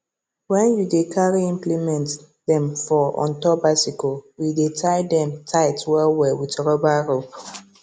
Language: Nigerian Pidgin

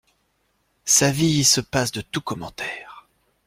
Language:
French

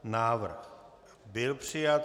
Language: Czech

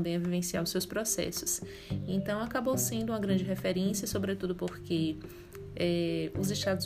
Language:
Portuguese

